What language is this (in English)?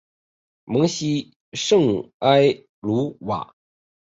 Chinese